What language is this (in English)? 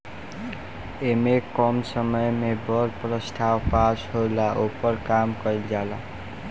Bhojpuri